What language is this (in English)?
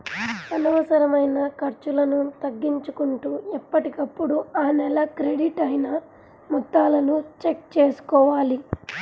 Telugu